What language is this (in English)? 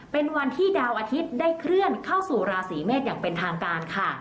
Thai